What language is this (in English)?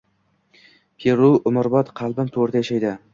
Uzbek